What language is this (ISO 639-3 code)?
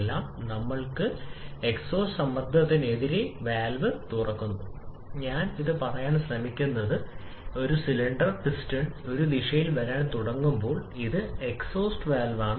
mal